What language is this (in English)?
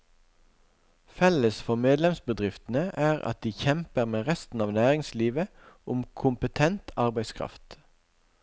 Norwegian